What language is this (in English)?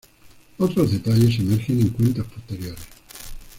Spanish